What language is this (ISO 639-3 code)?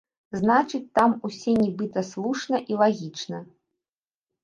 bel